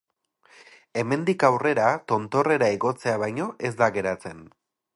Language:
Basque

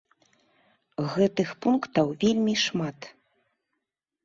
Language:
Belarusian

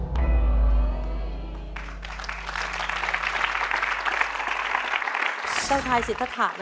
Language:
Thai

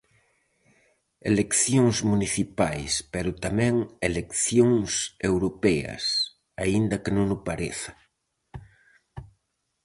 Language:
Galician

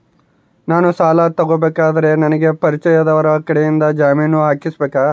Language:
Kannada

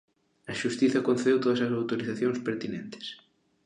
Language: Galician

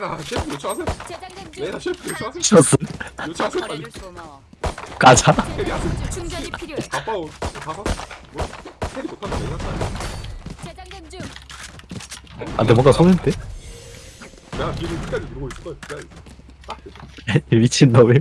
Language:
Korean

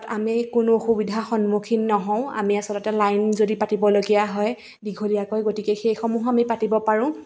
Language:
Assamese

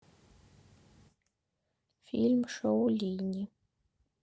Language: Russian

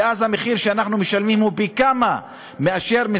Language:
Hebrew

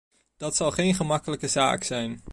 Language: Dutch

